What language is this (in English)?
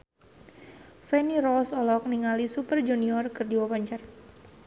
Sundanese